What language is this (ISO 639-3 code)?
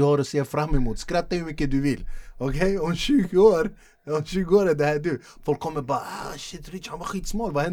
swe